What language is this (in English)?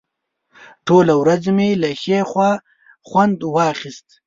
Pashto